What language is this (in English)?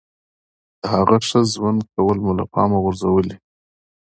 Pashto